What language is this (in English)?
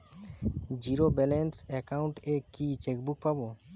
Bangla